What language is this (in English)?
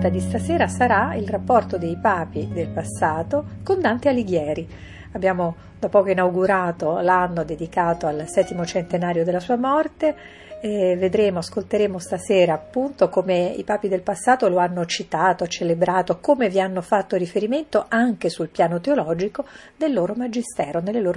Italian